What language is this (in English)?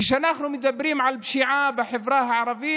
Hebrew